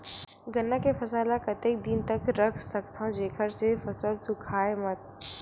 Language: Chhattisgarhi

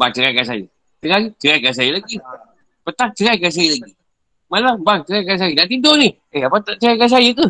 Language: Malay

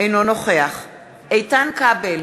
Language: Hebrew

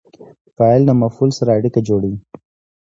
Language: Pashto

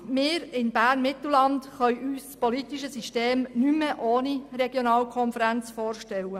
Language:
Swiss German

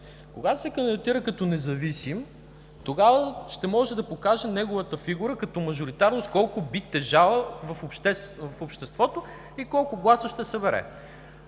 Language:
Bulgarian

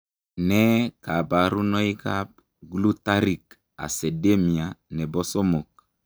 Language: Kalenjin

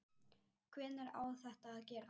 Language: Icelandic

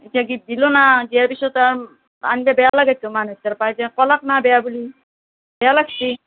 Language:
Assamese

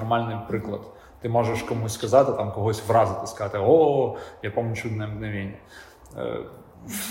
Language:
Ukrainian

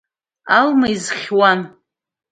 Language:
Abkhazian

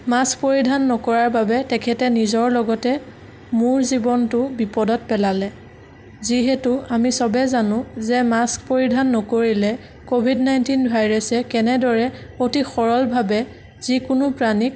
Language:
Assamese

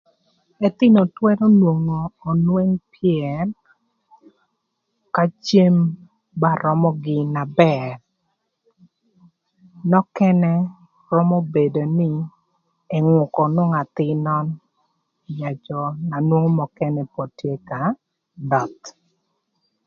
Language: Thur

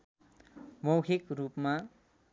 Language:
Nepali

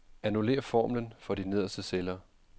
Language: Danish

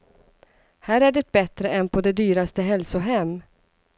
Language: Swedish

